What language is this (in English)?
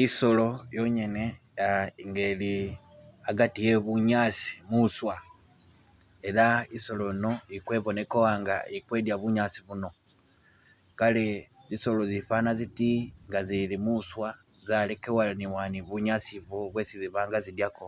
Masaaba